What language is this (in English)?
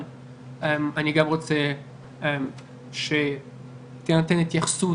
Hebrew